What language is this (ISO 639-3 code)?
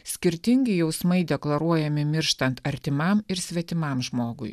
lit